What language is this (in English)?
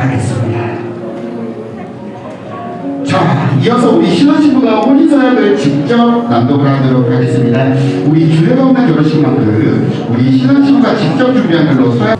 Korean